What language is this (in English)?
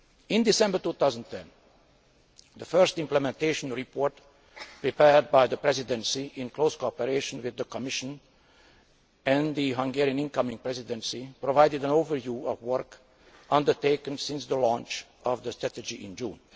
English